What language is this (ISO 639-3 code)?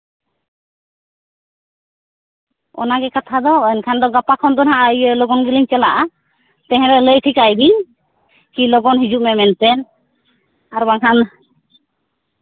sat